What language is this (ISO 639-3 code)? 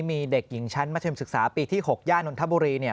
tha